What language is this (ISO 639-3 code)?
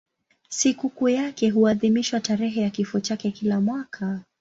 swa